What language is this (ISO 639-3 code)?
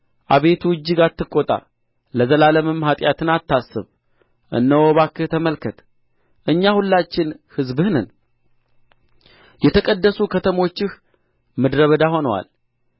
amh